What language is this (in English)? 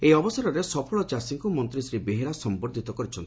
Odia